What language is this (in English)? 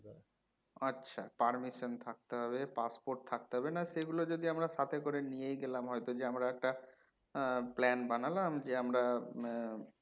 Bangla